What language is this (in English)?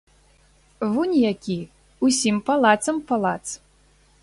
Belarusian